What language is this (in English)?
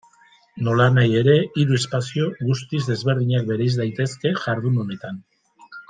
Basque